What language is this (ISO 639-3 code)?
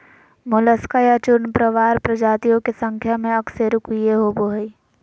mag